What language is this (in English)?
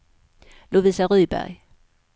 Swedish